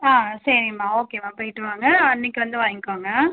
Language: Tamil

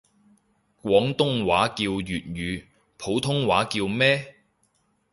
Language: Cantonese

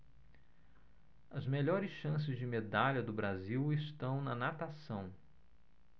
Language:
Portuguese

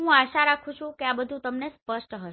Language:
Gujarati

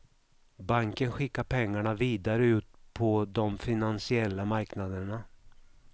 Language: Swedish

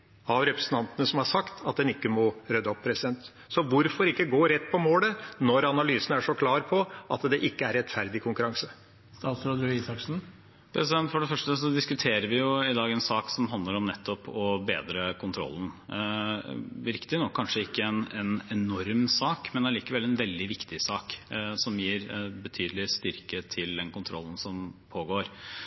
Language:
Norwegian Bokmål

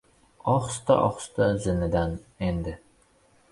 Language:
Uzbek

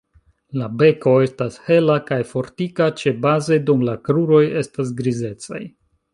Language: Esperanto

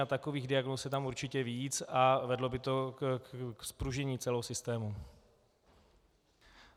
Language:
Czech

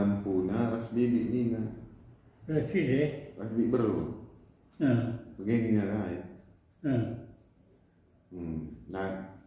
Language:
Indonesian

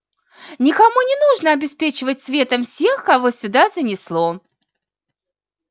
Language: Russian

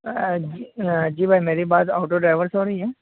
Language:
Urdu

